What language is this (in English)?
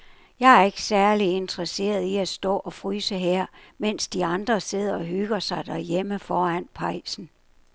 Danish